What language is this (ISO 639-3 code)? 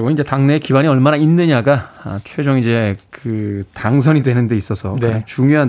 kor